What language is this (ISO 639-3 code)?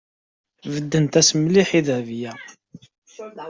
kab